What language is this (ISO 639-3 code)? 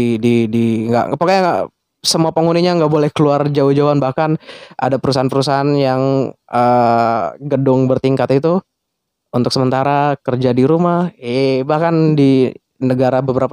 ind